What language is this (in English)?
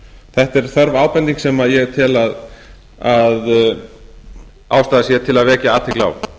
Icelandic